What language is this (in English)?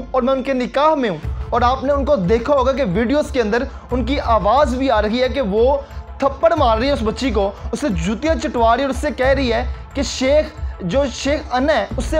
Hindi